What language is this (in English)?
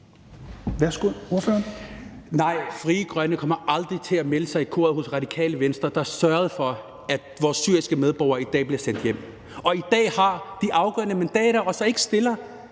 Danish